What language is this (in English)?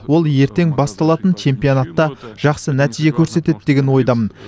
Kazakh